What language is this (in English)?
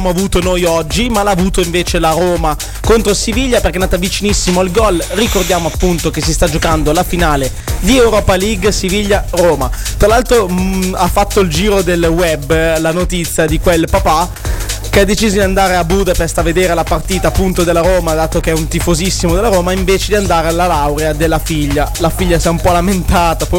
Italian